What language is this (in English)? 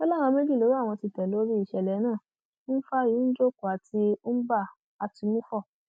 Yoruba